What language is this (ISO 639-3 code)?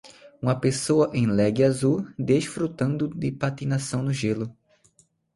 por